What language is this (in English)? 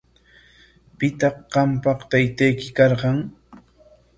Corongo Ancash Quechua